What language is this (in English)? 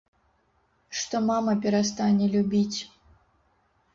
Belarusian